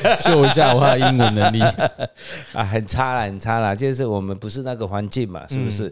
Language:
Chinese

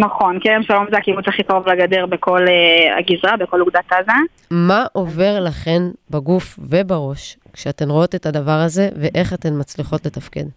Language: Hebrew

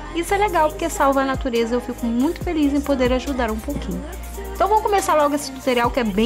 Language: Portuguese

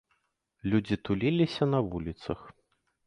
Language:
Belarusian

